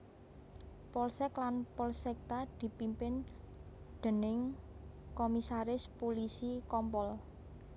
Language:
Javanese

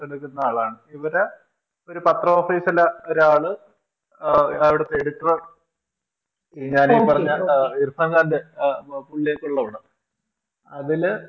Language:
Malayalam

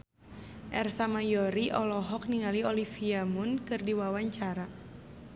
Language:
Sundanese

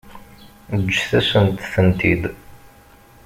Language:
Kabyle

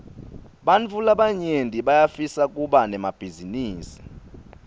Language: Swati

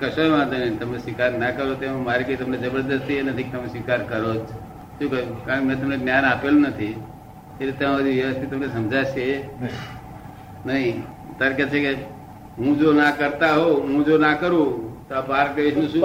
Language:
Gujarati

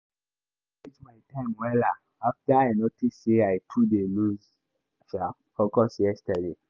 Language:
Nigerian Pidgin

